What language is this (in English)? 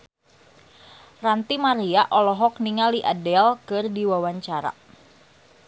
Sundanese